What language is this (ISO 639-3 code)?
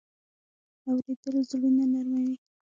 pus